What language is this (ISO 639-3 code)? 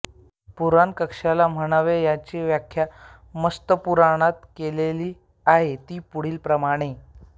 mar